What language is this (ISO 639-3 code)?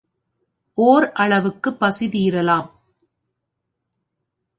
tam